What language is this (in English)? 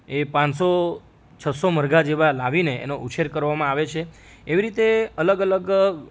Gujarati